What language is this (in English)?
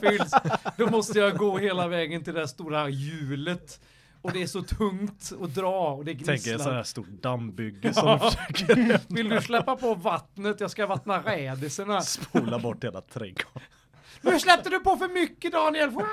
Swedish